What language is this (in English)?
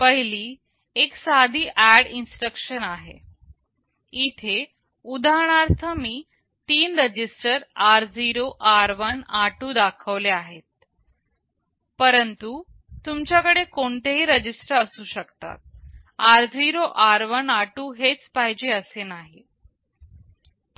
Marathi